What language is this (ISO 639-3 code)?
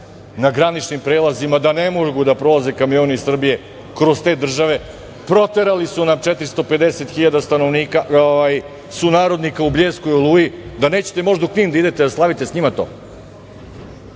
srp